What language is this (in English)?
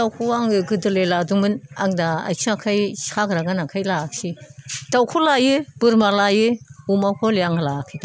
Bodo